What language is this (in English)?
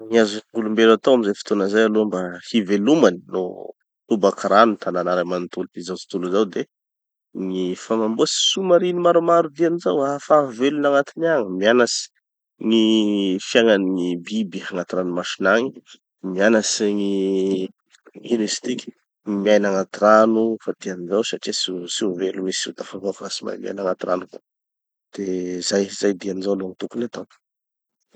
Tanosy Malagasy